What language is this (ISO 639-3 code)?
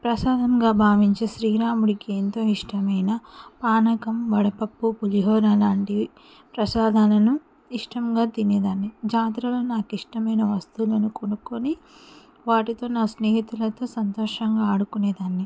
tel